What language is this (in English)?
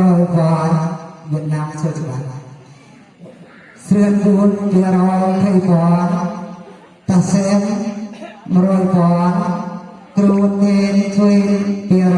Indonesian